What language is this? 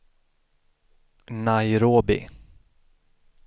Swedish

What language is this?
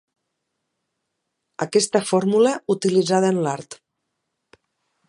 Catalan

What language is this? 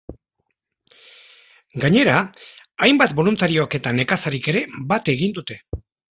Basque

